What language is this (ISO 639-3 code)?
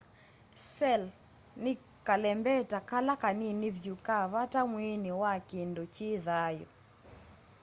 kam